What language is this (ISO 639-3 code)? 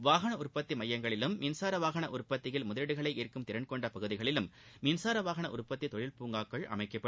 tam